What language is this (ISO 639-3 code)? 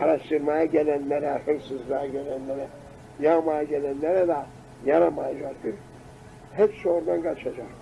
tur